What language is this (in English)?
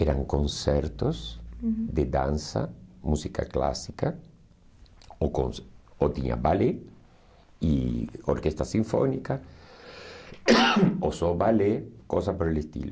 Portuguese